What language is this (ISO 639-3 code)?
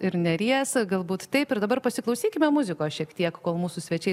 lit